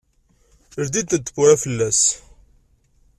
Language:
Kabyle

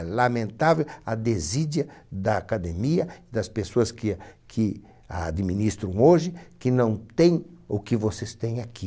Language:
Portuguese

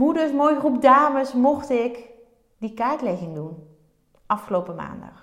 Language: Dutch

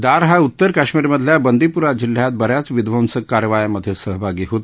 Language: Marathi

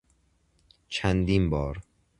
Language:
Persian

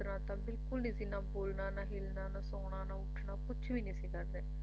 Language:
Punjabi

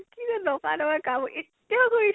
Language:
Assamese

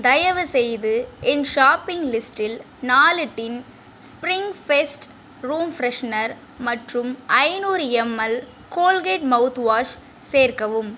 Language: Tamil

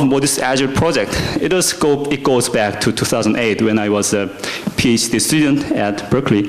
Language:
English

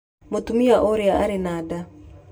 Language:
Kikuyu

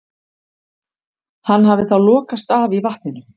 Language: Icelandic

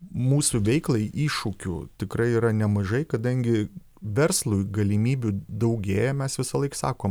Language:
Lithuanian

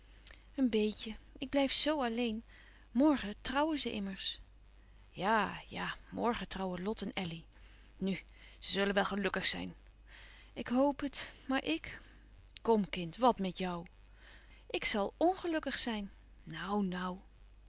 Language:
Dutch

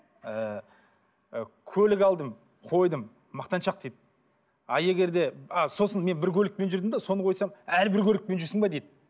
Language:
Kazakh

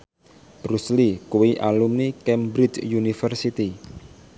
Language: Javanese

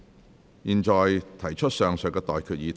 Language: Cantonese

